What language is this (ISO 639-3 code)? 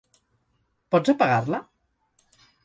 cat